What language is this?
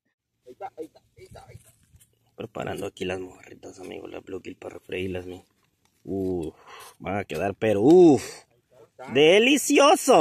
Spanish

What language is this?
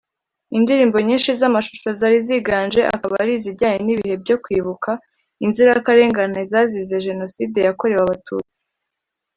Kinyarwanda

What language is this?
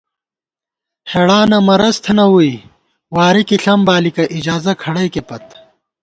Gawar-Bati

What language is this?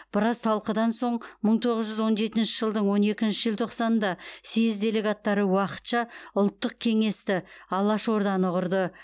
Kazakh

